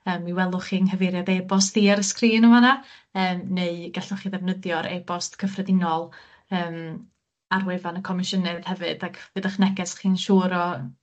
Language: Welsh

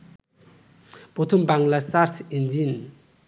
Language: Bangla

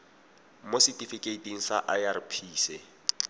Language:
Tswana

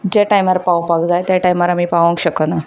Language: Konkani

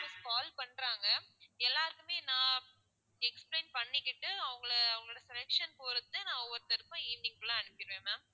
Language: Tamil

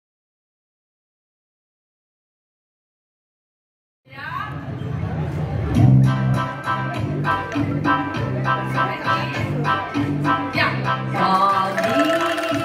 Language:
Indonesian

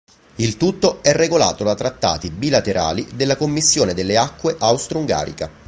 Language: Italian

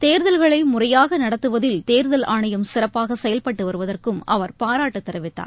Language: Tamil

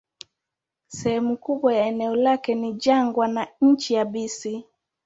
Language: Swahili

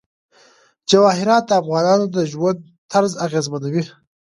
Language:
Pashto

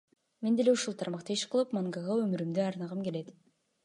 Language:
Kyrgyz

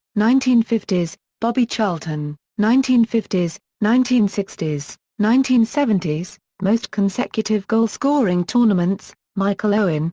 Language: English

